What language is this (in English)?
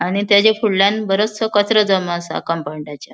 Konkani